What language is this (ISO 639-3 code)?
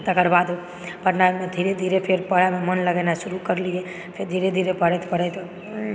mai